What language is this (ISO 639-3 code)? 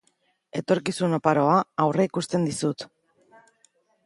eus